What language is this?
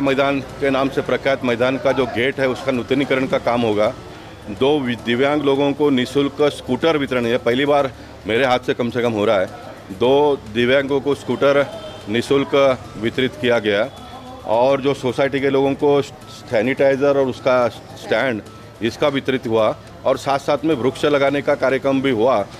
Hindi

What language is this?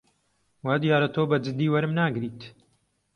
Central Kurdish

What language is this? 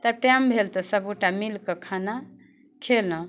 Maithili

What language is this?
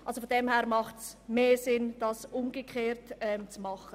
Swiss German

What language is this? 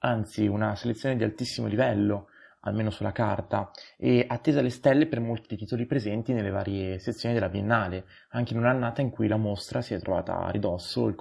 Italian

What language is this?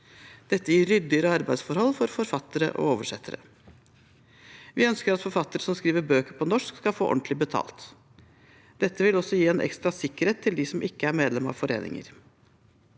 Norwegian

